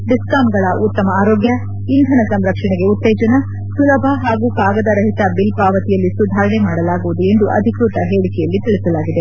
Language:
Kannada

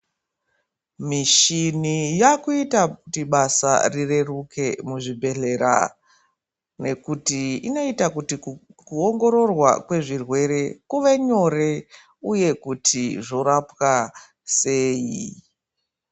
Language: Ndau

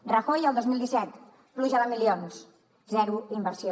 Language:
Catalan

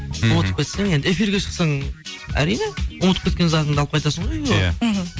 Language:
Kazakh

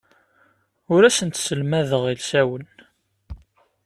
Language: Kabyle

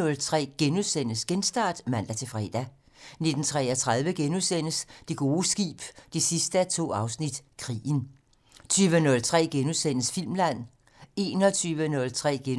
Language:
Danish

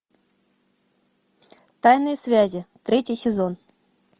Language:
Russian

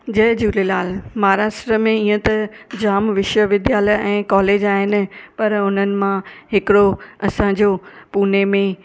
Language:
Sindhi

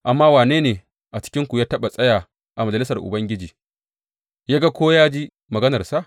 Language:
Hausa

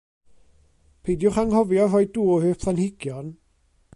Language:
Welsh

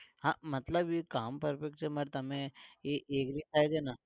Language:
Gujarati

